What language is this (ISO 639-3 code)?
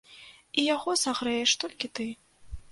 bel